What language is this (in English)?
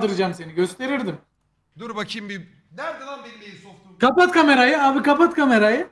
Turkish